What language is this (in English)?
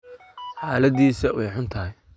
Somali